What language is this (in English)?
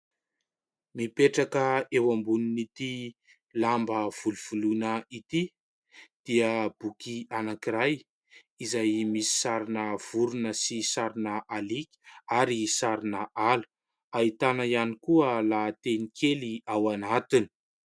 Malagasy